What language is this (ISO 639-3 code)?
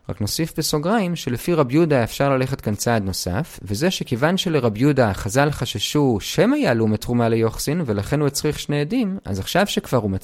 heb